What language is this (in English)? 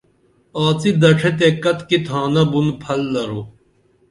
Dameli